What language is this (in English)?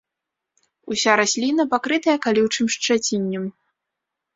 Belarusian